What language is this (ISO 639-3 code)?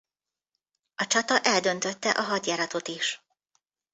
hun